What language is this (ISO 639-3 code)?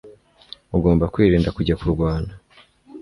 kin